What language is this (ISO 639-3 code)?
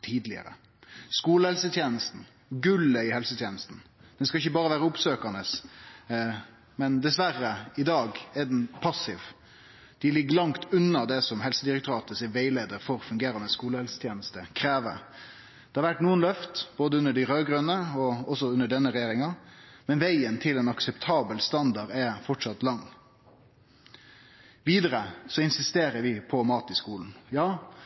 nno